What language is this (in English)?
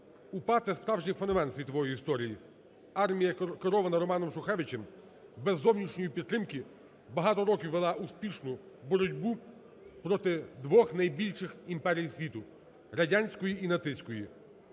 Ukrainian